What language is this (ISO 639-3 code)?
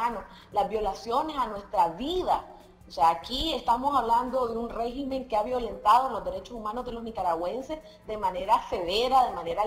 spa